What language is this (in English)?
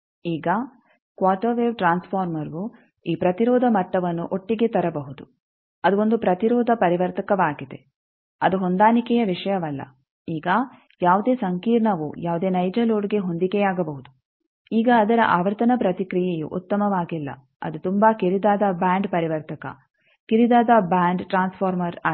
Kannada